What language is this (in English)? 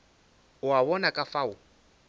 Northern Sotho